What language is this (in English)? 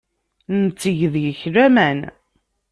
Kabyle